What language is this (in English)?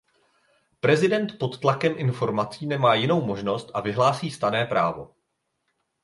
Czech